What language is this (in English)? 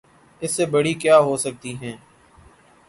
Urdu